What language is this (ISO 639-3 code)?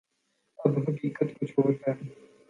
urd